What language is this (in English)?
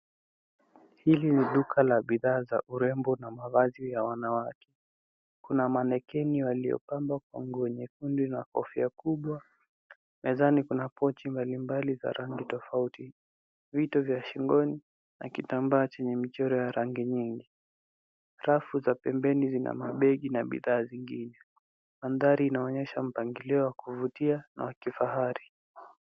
Swahili